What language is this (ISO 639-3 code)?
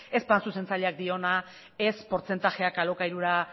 eus